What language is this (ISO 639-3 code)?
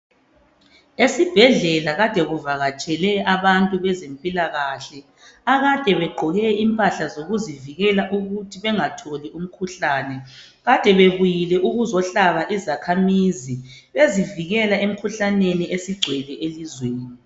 nde